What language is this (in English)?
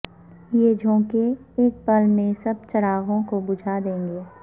Urdu